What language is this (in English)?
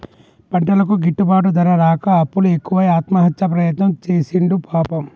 Telugu